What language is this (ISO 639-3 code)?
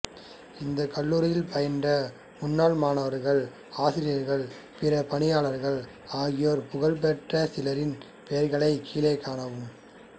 tam